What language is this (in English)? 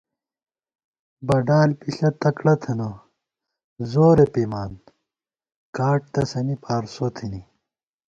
Gawar-Bati